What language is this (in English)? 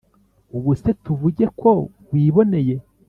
Kinyarwanda